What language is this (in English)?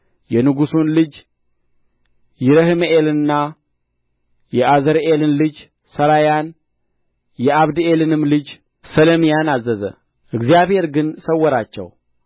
Amharic